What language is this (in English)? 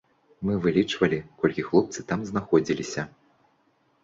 Belarusian